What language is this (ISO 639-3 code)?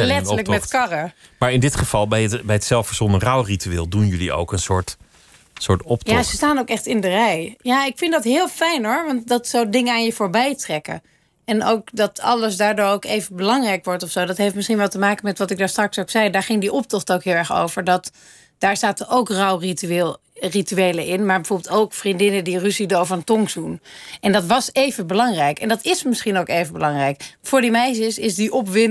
nld